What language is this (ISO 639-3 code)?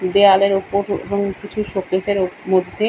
ben